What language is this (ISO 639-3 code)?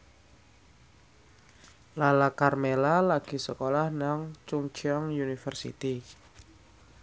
jav